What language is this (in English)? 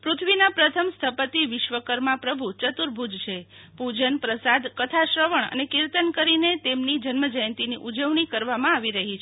Gujarati